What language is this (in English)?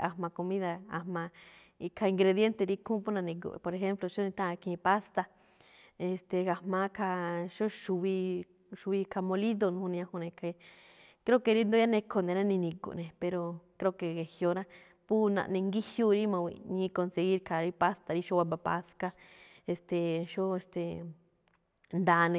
Malinaltepec Me'phaa